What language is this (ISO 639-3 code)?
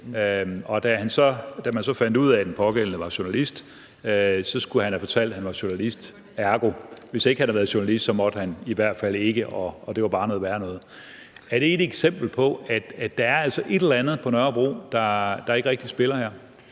dan